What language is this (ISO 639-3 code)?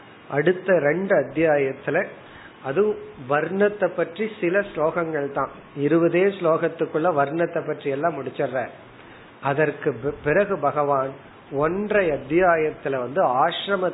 tam